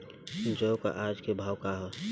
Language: Bhojpuri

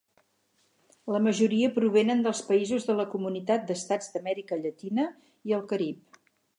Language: Catalan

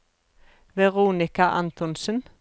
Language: Norwegian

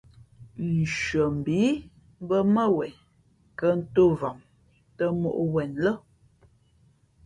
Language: Fe'fe'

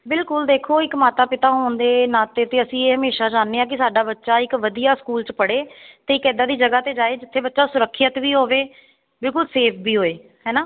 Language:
Punjabi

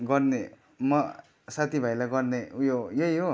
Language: Nepali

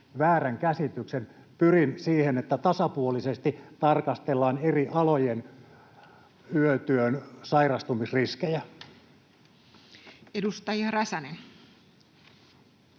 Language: Finnish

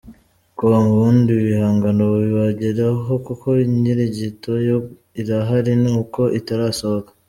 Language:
Kinyarwanda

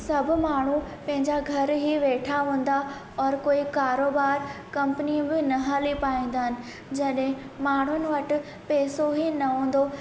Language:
Sindhi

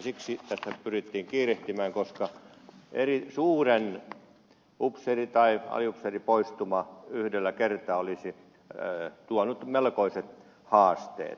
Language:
Finnish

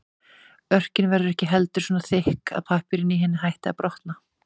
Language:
Icelandic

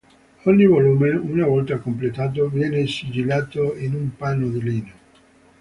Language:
Italian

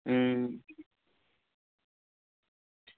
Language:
Dogri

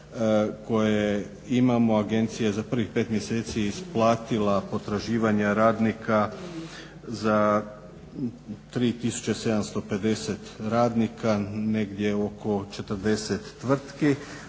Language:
Croatian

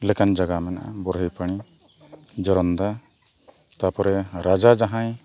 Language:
Santali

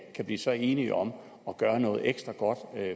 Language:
Danish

